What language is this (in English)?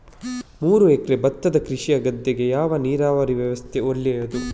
Kannada